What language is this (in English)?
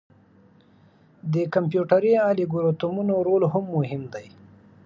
Pashto